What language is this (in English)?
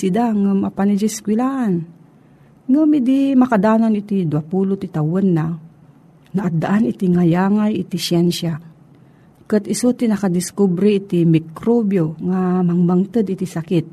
Filipino